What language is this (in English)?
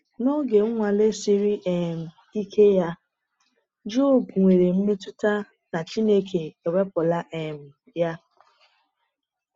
Igbo